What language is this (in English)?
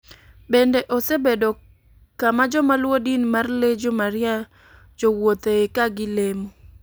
Luo (Kenya and Tanzania)